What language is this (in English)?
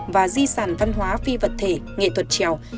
Vietnamese